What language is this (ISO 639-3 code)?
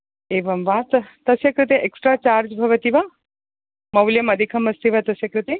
san